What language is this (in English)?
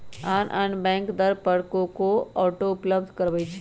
Magahi